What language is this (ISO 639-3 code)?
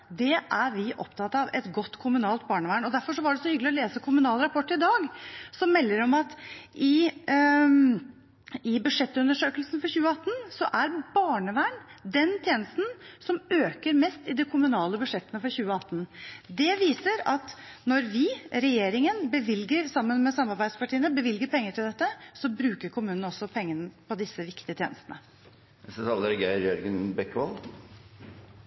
nob